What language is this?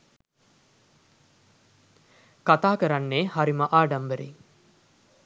Sinhala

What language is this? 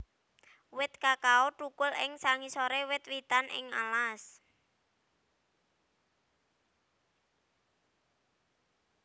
Javanese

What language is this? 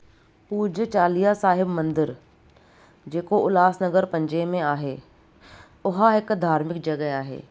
Sindhi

